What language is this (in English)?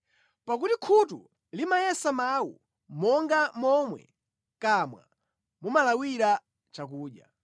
Nyanja